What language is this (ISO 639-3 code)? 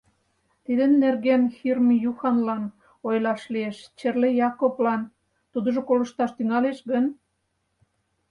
chm